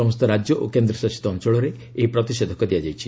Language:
Odia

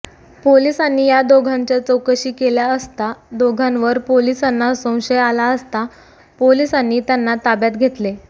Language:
Marathi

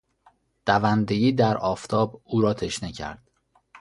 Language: Persian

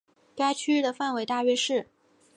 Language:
Chinese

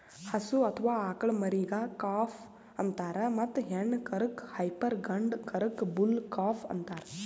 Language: Kannada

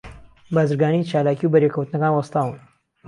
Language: Central Kurdish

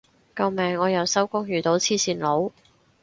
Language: Cantonese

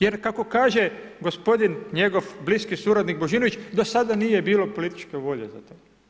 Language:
Croatian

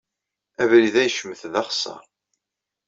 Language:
Kabyle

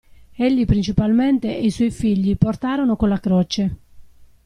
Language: Italian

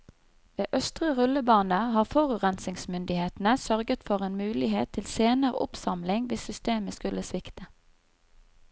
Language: Norwegian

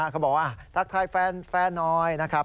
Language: Thai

